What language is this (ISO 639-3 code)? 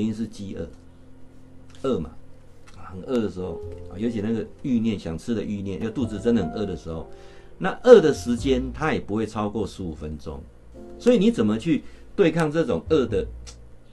zho